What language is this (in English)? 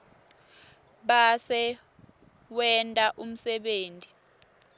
Swati